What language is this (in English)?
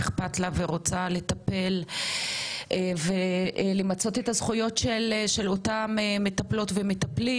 Hebrew